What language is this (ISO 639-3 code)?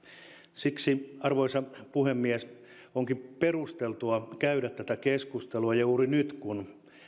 fin